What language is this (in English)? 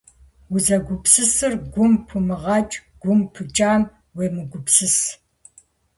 Kabardian